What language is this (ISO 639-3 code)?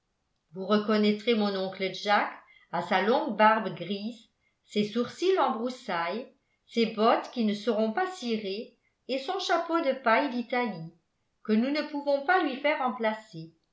fra